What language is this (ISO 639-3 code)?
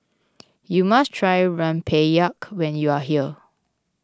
eng